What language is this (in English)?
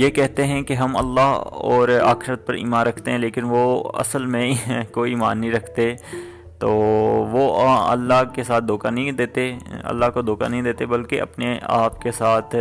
Urdu